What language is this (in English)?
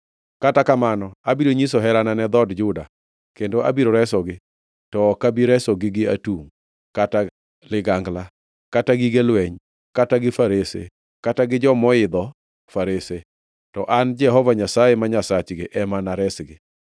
Luo (Kenya and Tanzania)